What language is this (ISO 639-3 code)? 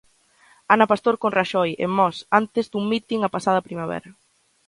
glg